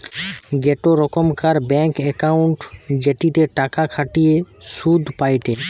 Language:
Bangla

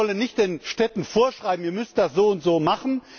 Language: German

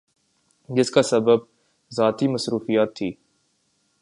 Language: Urdu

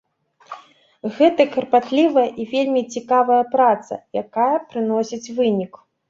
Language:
Belarusian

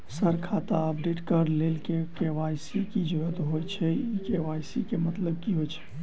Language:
Maithili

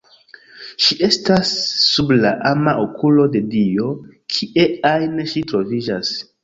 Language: Esperanto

